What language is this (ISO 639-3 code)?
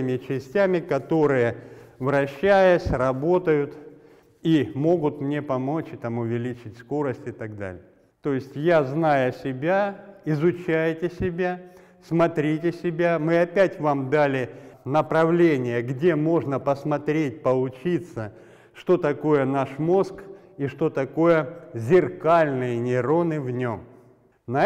rus